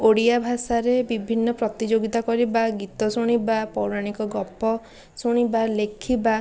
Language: Odia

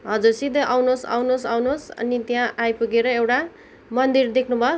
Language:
Nepali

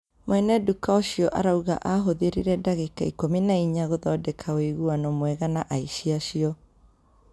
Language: Kikuyu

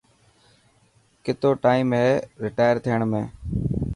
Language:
Dhatki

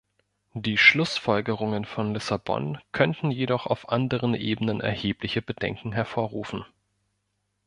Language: German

